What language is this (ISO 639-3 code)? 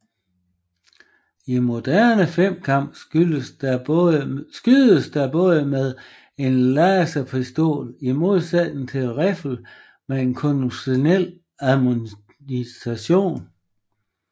dan